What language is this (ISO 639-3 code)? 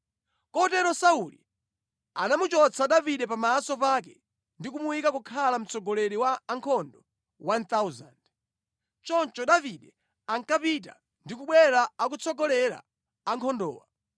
nya